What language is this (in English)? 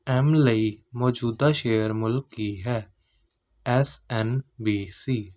Punjabi